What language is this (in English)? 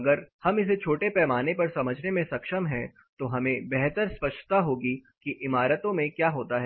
Hindi